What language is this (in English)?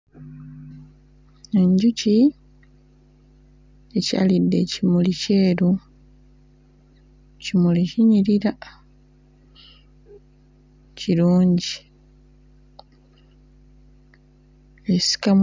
Ganda